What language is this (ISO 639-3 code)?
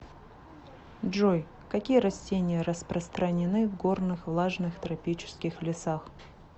rus